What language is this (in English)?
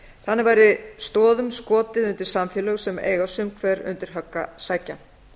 Icelandic